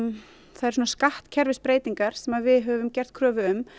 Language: Icelandic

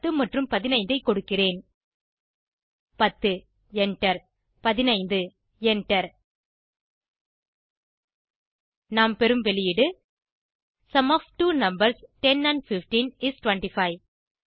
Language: Tamil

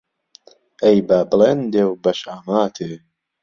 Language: Central Kurdish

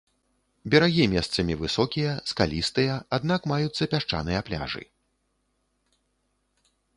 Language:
Belarusian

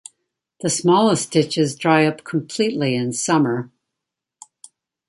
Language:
English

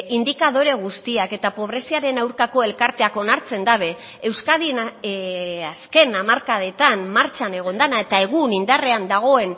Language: Basque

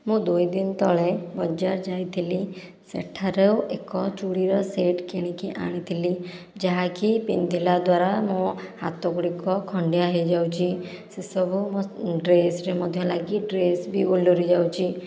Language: Odia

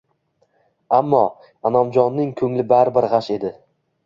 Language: Uzbek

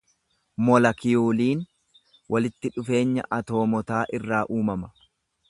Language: Oromo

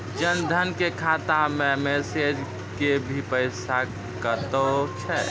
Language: Maithili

